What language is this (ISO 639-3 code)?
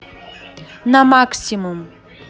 rus